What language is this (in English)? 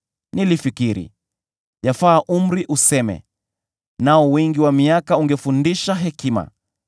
Swahili